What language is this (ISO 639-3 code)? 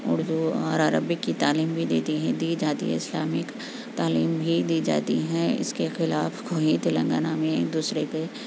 urd